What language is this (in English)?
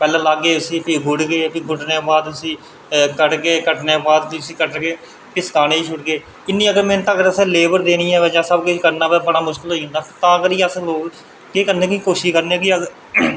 Dogri